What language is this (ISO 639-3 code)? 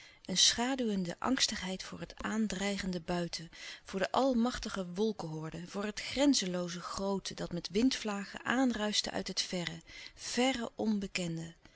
nld